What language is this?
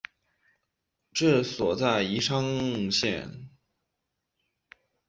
Chinese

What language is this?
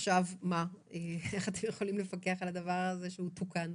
Hebrew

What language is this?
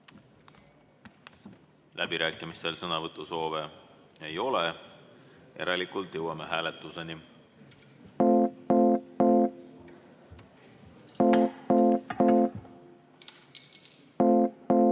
Estonian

